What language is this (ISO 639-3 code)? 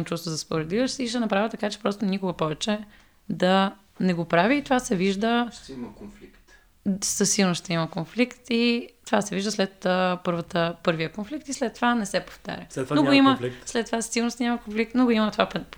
bul